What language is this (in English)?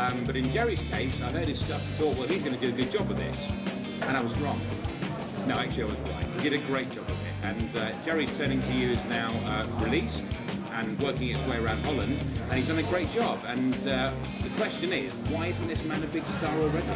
English